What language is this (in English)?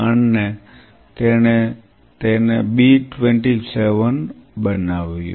Gujarati